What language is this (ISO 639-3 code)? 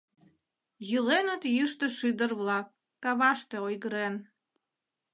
chm